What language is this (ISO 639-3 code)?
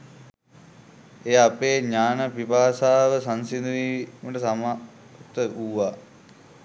sin